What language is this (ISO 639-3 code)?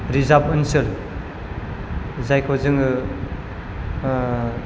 brx